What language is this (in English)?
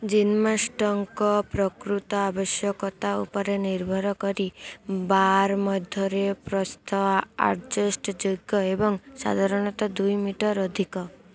Odia